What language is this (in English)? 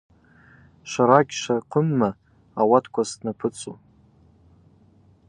Abaza